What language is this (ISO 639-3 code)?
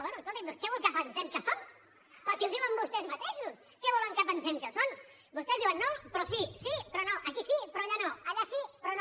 cat